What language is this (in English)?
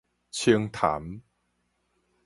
Min Nan Chinese